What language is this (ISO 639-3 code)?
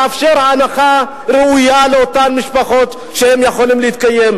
heb